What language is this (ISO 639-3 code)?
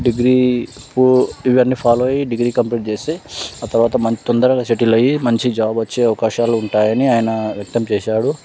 tel